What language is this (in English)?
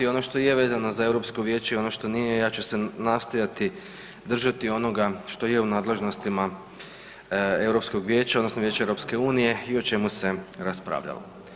Croatian